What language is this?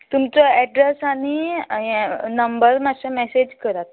Konkani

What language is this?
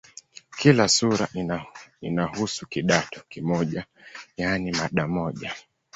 Swahili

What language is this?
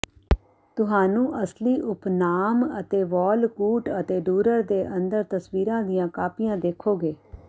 Punjabi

